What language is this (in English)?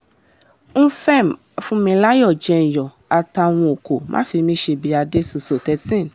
Yoruba